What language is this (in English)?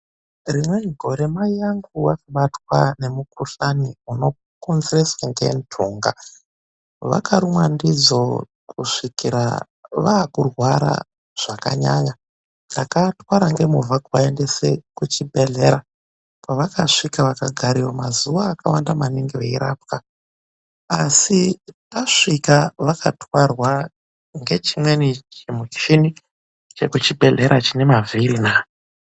Ndau